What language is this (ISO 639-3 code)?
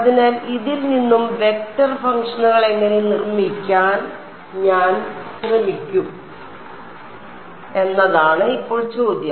mal